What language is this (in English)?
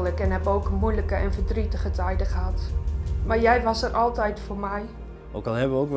Dutch